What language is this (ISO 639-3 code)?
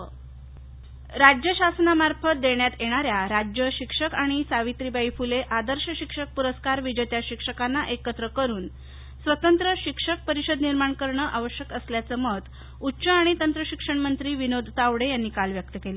mar